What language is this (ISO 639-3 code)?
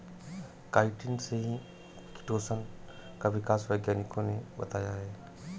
hin